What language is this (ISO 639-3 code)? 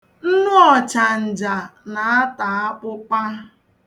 ibo